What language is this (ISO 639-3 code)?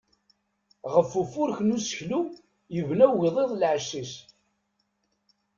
kab